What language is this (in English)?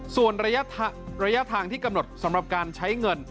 Thai